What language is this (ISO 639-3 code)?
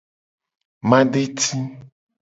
gej